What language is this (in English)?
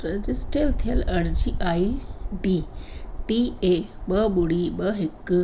Sindhi